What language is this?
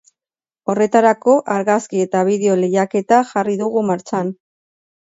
Basque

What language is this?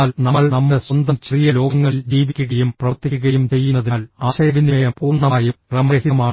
Malayalam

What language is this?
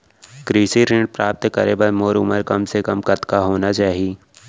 Chhattisgarhi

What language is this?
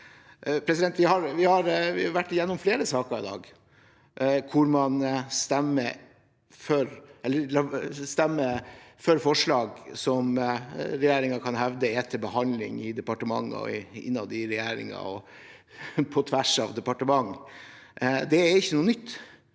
Norwegian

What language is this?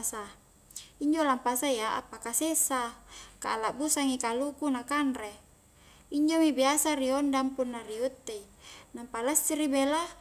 Highland Konjo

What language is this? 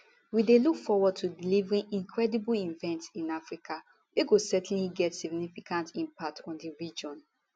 Nigerian Pidgin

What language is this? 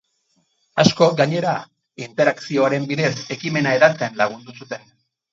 Basque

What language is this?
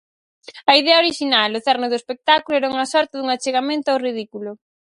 Galician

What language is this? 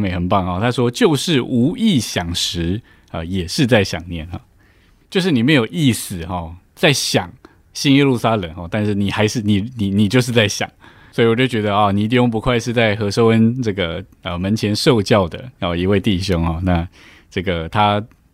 Chinese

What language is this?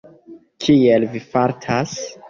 Esperanto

